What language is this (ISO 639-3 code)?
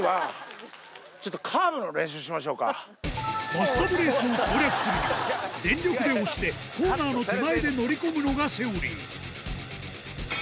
jpn